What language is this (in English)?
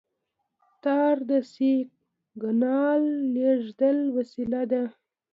Pashto